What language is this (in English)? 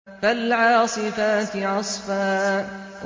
Arabic